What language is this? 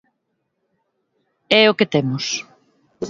Galician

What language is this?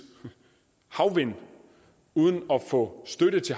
Danish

